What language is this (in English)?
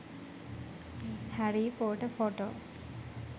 Sinhala